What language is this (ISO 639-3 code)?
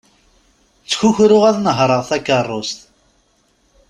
kab